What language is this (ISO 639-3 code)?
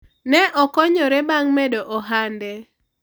luo